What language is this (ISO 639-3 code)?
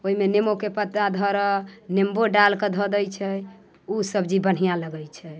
mai